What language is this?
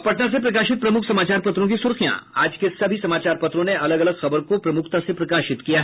Hindi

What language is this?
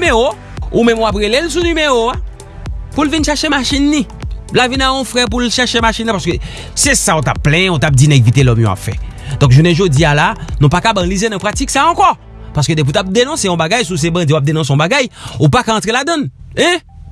French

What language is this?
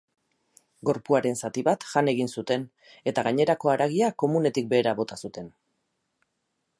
Basque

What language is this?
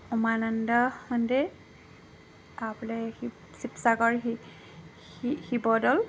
Assamese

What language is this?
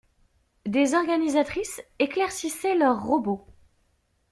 French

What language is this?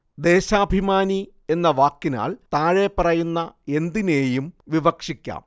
Malayalam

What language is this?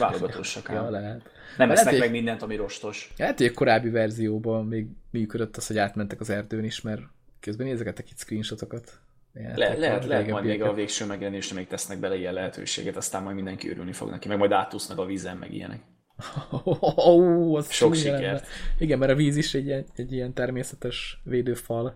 Hungarian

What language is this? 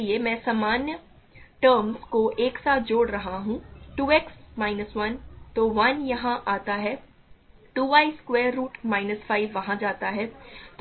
Hindi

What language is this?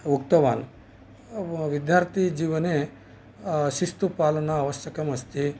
Sanskrit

